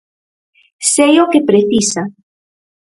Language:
Galician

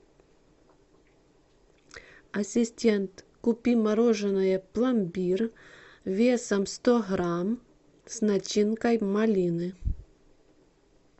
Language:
Russian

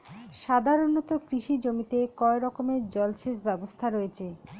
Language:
Bangla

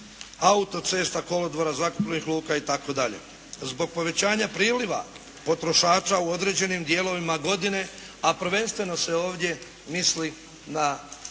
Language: Croatian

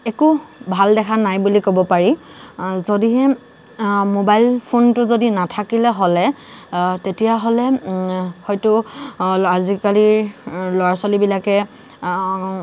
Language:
Assamese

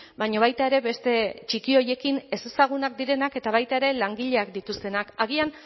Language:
Basque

